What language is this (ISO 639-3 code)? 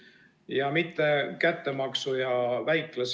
est